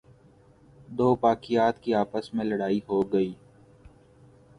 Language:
Urdu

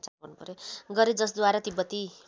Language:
Nepali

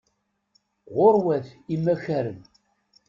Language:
Kabyle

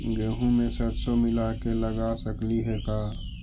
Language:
Magahi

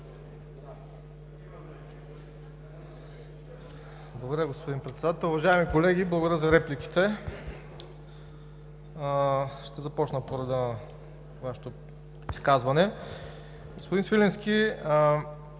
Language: Bulgarian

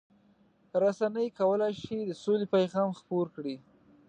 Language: Pashto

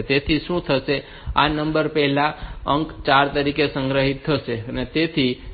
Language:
Gujarati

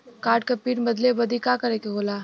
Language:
Bhojpuri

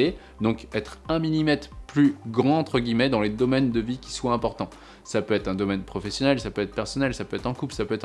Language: French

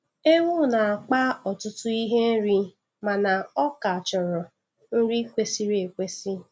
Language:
Igbo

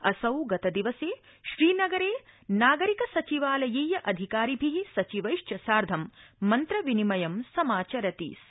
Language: Sanskrit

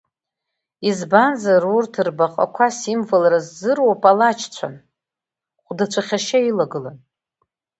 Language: Abkhazian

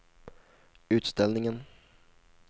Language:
Swedish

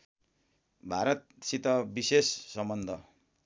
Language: Nepali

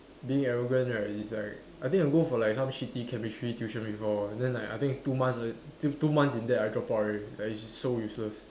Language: English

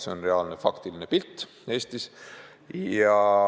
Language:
Estonian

